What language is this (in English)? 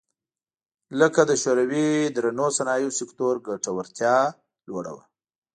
Pashto